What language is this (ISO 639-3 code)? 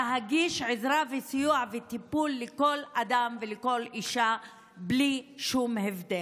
heb